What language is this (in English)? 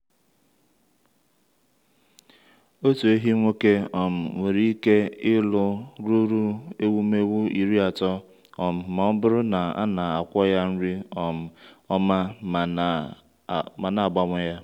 Igbo